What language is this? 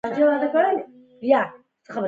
Pashto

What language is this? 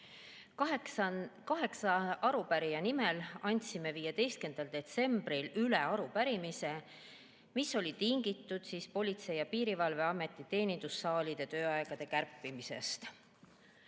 Estonian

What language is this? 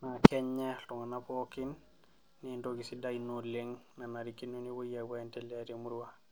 Masai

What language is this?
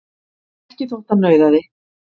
Icelandic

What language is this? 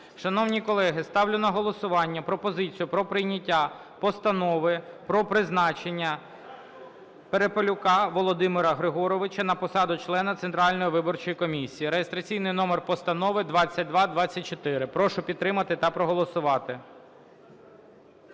Ukrainian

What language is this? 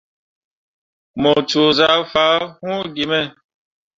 Mundang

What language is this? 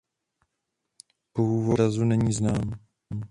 Czech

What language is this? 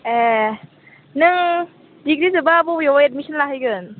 Bodo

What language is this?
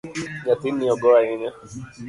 Luo (Kenya and Tanzania)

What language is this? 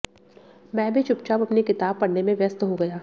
Hindi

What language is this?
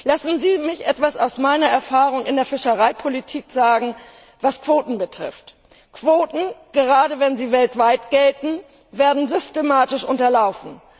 German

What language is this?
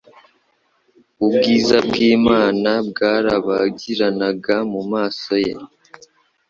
Kinyarwanda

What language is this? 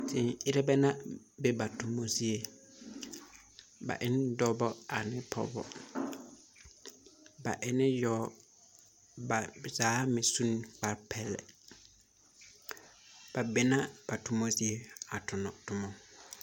Southern Dagaare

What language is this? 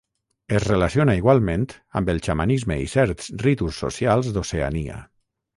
Catalan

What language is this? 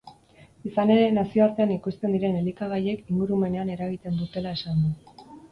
Basque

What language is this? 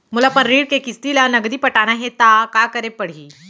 Chhattisgarhi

